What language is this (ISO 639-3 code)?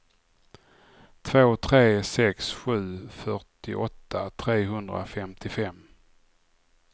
swe